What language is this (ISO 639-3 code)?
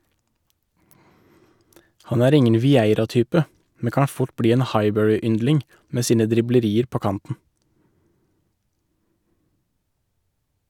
nor